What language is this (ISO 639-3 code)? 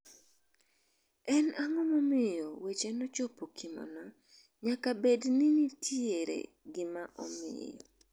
luo